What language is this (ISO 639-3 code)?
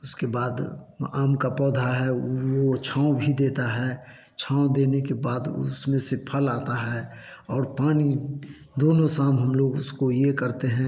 hin